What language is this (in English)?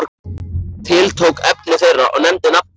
Icelandic